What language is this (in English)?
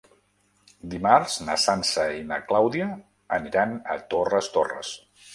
Catalan